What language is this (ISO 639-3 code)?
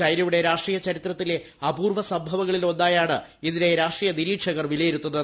mal